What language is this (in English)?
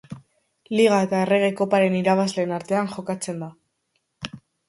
Basque